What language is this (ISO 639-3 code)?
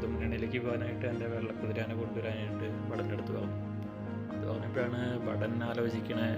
mal